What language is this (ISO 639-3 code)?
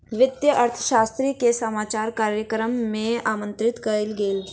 mai